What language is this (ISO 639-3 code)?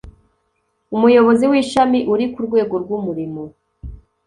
kin